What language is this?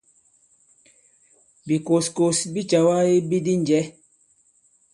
Bankon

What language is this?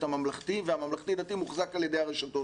Hebrew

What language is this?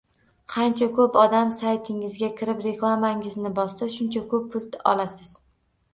Uzbek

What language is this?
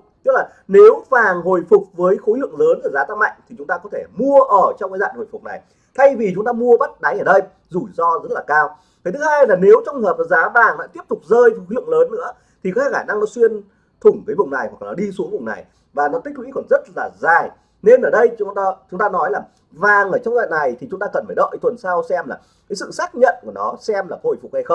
Vietnamese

